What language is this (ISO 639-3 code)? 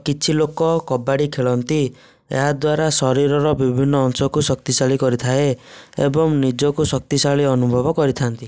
ori